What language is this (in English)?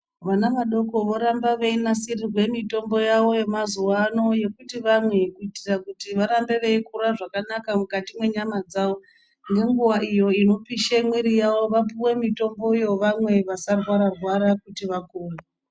Ndau